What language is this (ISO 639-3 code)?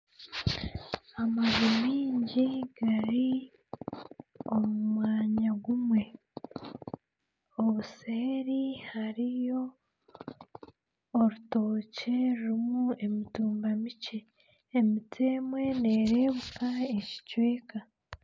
nyn